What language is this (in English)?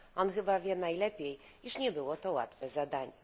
Polish